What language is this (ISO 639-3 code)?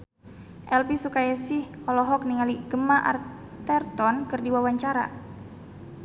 sun